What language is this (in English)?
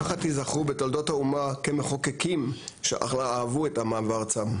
Hebrew